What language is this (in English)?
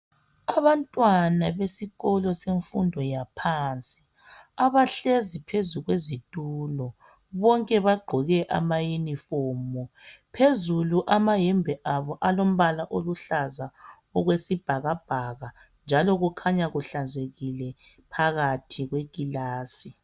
North Ndebele